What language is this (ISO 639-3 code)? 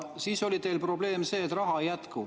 est